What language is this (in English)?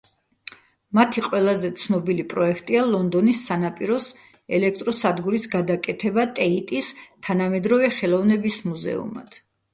Georgian